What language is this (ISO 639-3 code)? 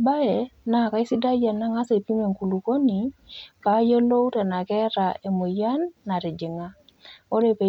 mas